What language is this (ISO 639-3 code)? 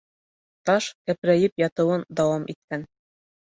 bak